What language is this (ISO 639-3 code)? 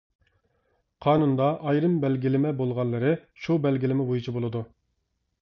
uig